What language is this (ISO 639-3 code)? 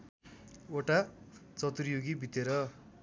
nep